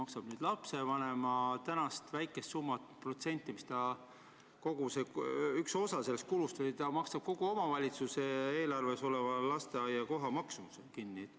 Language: Estonian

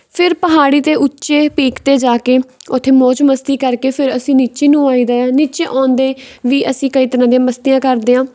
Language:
Punjabi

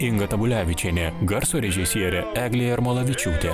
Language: Lithuanian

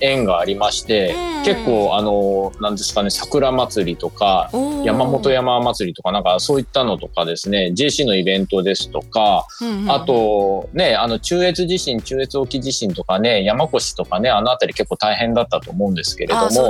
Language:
Japanese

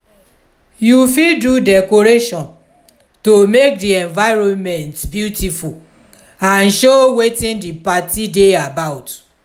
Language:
Nigerian Pidgin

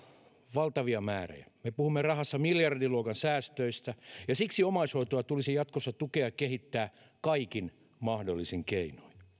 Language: Finnish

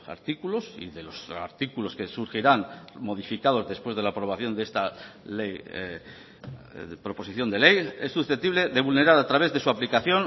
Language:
Spanish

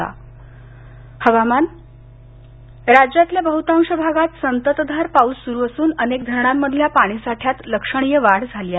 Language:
Marathi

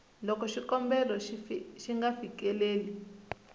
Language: Tsonga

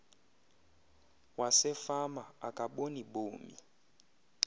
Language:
Xhosa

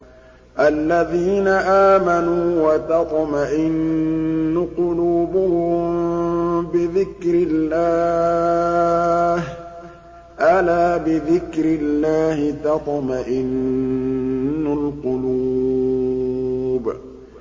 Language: Arabic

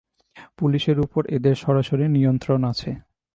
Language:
Bangla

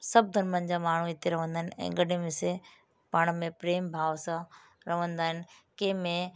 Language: Sindhi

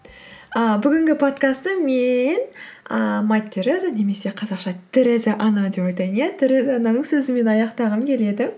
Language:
Kazakh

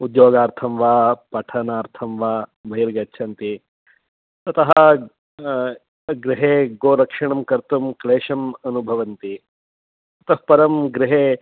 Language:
Sanskrit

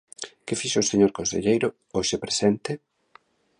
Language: Galician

